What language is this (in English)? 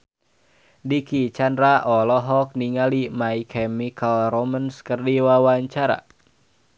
Sundanese